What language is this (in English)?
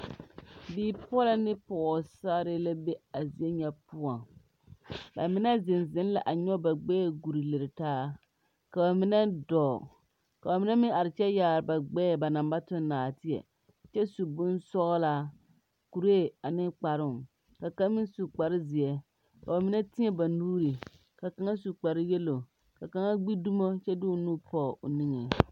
Southern Dagaare